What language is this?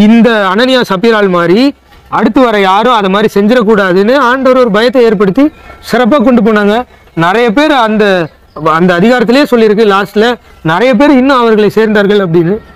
Romanian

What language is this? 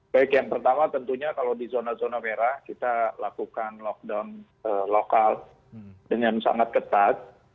Indonesian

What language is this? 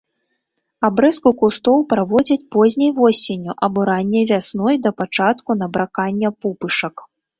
Belarusian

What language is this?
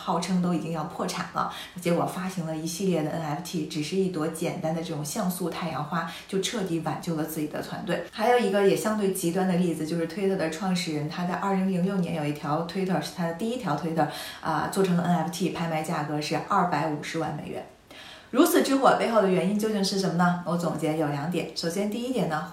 Chinese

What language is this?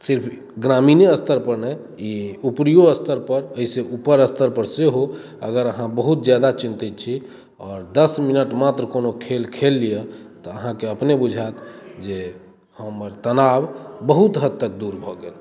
Maithili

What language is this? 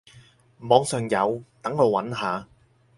Cantonese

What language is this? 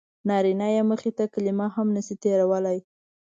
Pashto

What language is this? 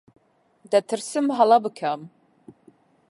Central Kurdish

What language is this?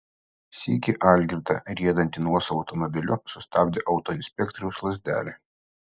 Lithuanian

